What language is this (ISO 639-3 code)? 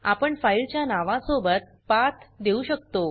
mar